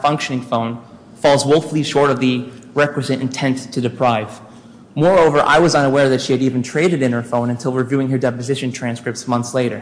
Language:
English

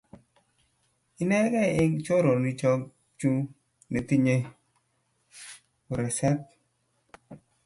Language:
Kalenjin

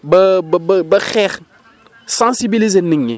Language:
Wolof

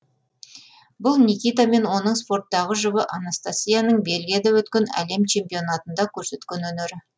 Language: Kazakh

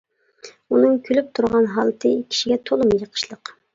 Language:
Uyghur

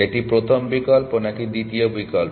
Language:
Bangla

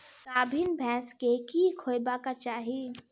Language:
Maithili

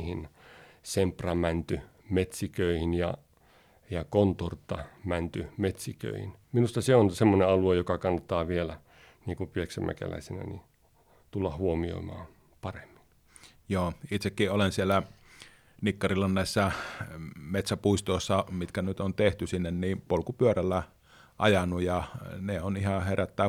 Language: Finnish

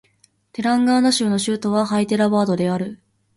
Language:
Japanese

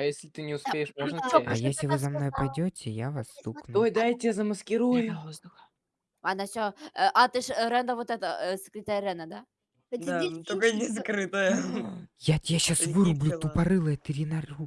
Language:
Russian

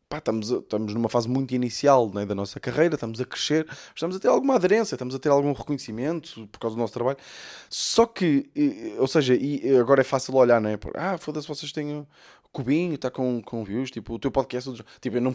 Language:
Portuguese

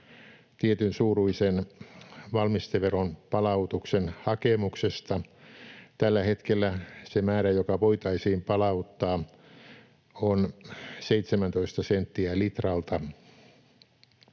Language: Finnish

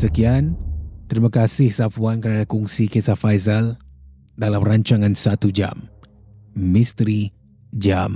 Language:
Malay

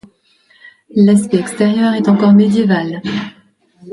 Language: French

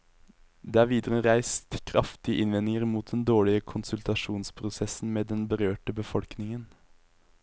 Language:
Norwegian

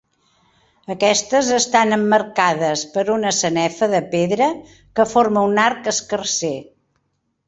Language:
Catalan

